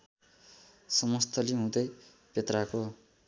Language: Nepali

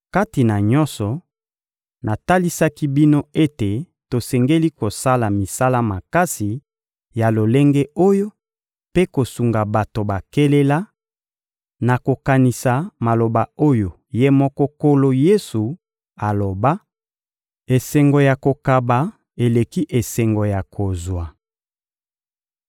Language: Lingala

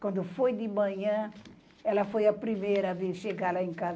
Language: Portuguese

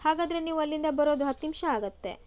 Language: Kannada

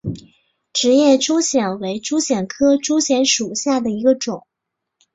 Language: Chinese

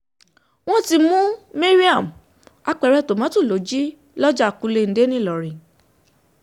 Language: Yoruba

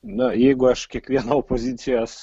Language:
Lithuanian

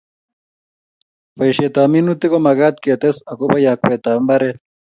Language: Kalenjin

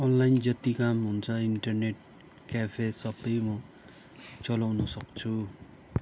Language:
Nepali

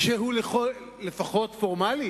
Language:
Hebrew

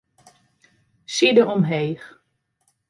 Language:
Western Frisian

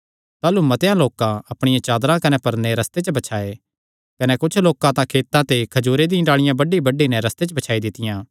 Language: Kangri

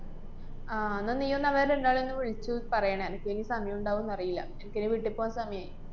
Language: Malayalam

